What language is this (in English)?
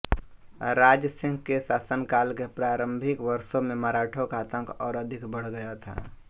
Hindi